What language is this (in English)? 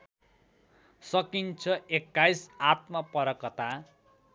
Nepali